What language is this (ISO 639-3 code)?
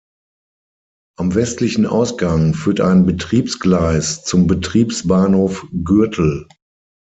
deu